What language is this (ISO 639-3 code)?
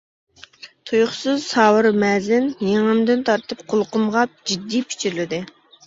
uig